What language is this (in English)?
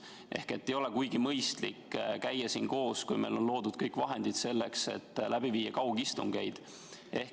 Estonian